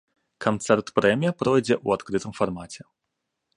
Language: Belarusian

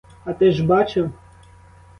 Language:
Ukrainian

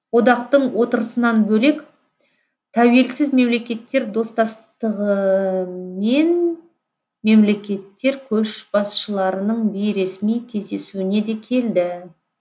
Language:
Kazakh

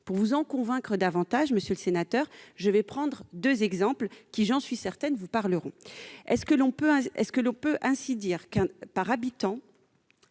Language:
French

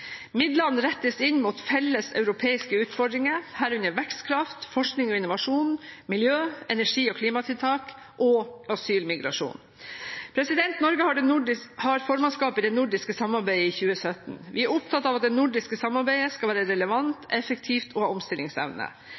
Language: Norwegian Bokmål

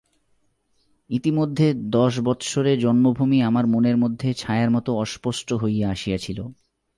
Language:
Bangla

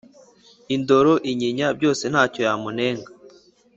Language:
Kinyarwanda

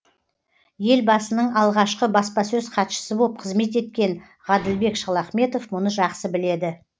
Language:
Kazakh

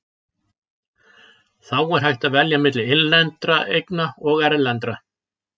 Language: Icelandic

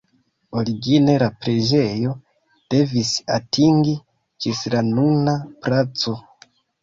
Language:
Esperanto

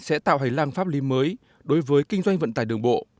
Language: Vietnamese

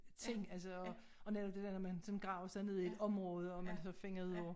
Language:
Danish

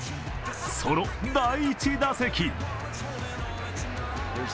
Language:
Japanese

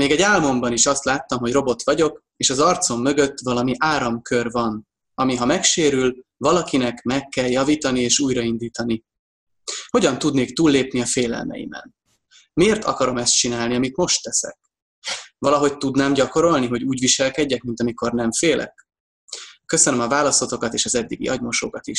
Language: Hungarian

